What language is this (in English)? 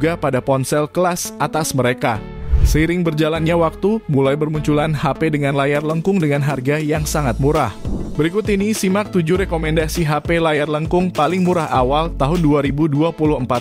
Indonesian